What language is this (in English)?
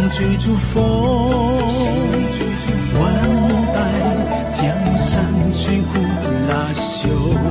Chinese